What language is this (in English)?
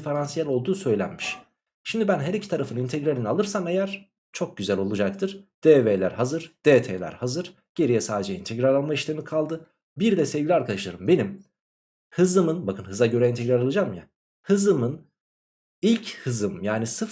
Turkish